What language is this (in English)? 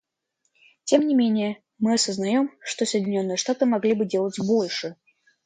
Russian